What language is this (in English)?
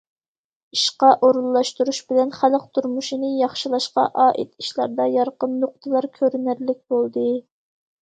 Uyghur